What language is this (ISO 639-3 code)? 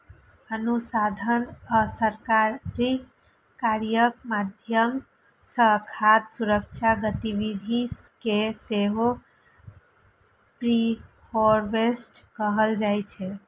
mai